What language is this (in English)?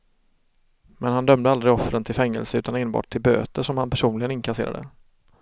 Swedish